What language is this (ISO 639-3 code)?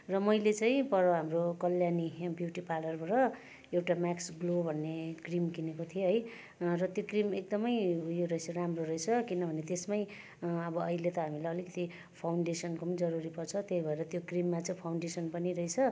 nep